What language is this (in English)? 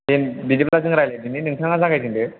Bodo